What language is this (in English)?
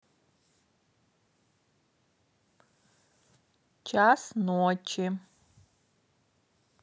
Russian